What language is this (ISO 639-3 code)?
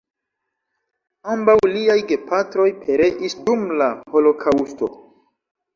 epo